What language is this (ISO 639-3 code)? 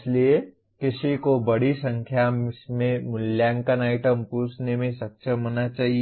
hin